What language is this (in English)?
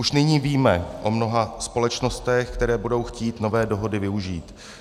Czech